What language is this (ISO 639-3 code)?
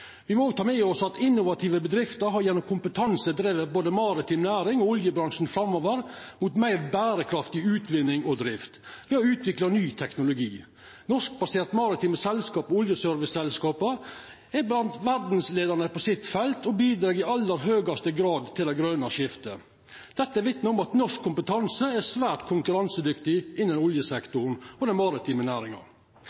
nno